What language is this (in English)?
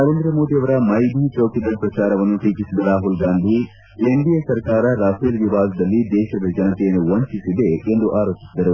Kannada